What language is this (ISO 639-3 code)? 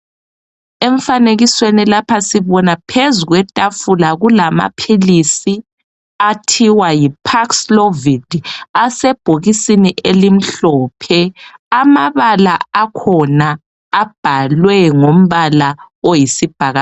nde